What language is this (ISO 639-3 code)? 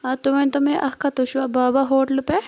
kas